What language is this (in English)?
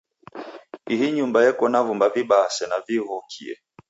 Taita